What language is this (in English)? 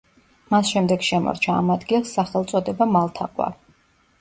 Georgian